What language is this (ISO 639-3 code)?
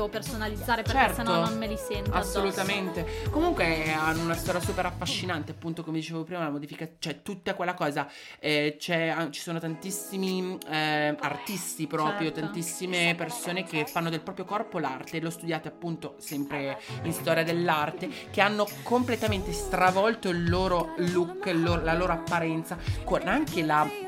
ita